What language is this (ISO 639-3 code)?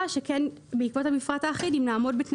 heb